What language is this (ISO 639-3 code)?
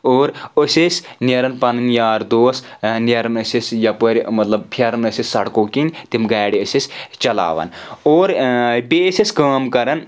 kas